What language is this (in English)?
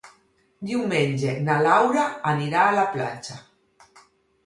Catalan